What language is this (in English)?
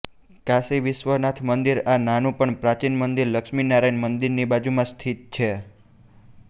Gujarati